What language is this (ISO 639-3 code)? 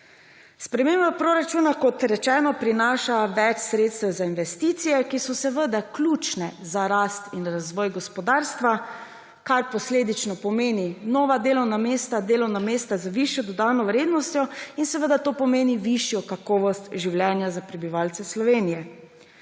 slv